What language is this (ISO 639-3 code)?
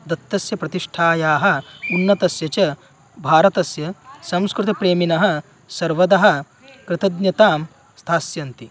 san